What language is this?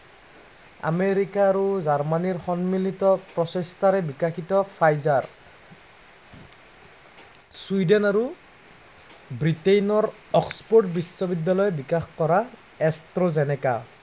Assamese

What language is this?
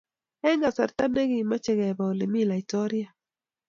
Kalenjin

